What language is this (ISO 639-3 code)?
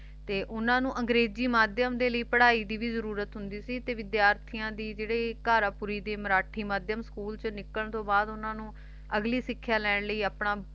pan